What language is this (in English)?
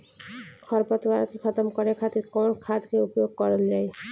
Bhojpuri